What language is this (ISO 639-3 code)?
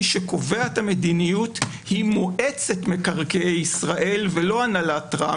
heb